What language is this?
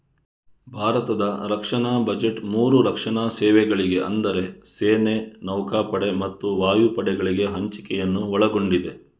Kannada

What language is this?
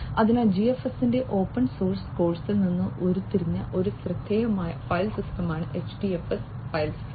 Malayalam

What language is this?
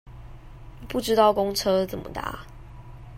Chinese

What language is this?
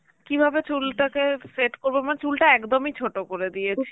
Bangla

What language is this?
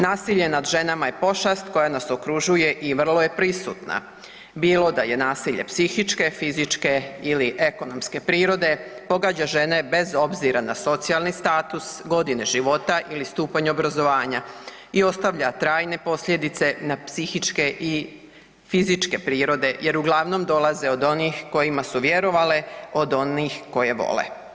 Croatian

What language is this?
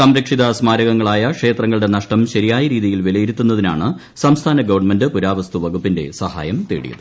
Malayalam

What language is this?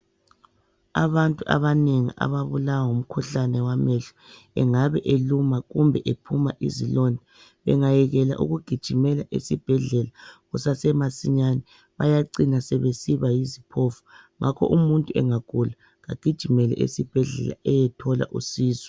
North Ndebele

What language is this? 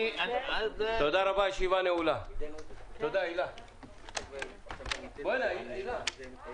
Hebrew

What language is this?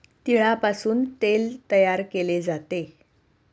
Marathi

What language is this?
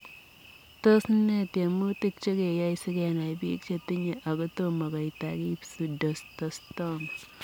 Kalenjin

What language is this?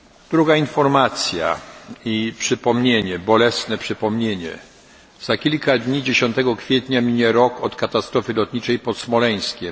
Polish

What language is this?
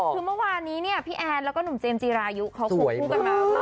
Thai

